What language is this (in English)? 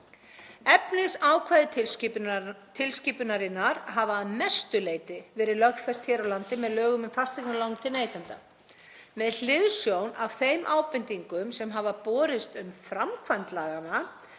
Icelandic